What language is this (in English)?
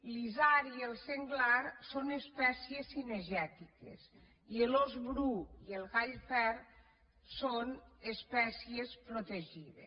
Catalan